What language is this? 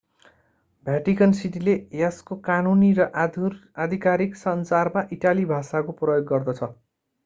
Nepali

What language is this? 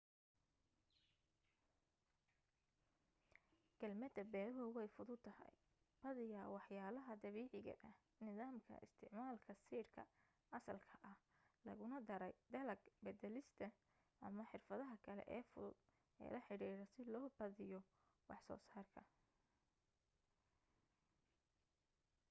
Somali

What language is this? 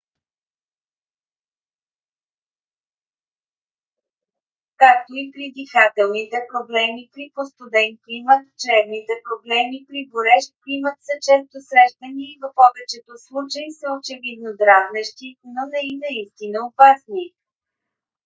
Bulgarian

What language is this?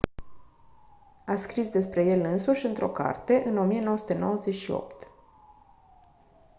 Romanian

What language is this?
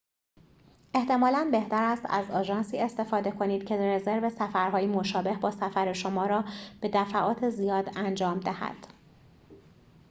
Persian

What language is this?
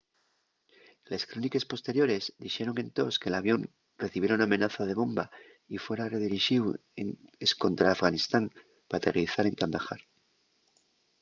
Asturian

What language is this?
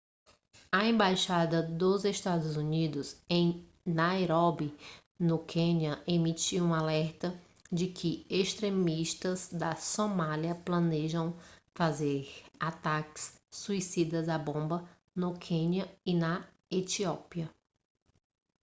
Portuguese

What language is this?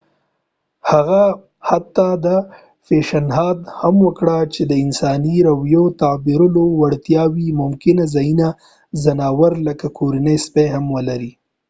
Pashto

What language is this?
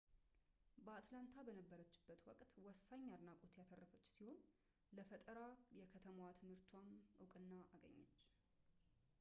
Amharic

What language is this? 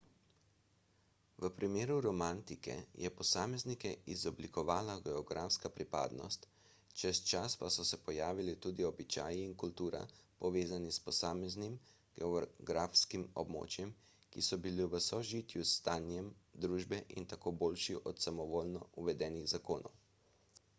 Slovenian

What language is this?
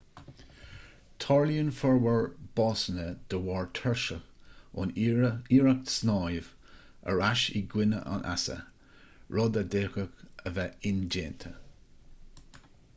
Irish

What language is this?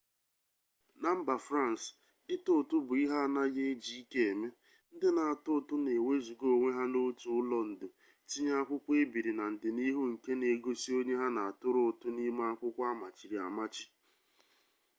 Igbo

